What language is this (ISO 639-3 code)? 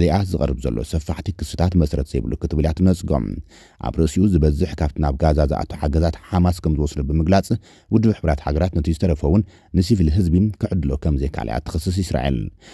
ara